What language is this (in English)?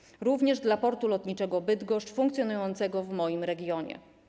Polish